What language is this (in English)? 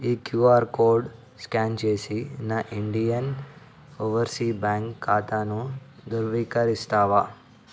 Telugu